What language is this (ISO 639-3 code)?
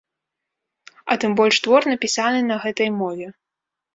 bel